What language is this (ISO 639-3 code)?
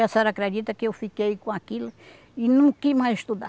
por